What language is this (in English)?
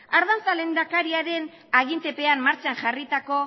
Basque